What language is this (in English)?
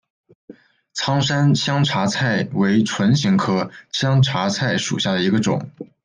Chinese